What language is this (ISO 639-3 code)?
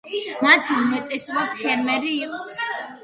kat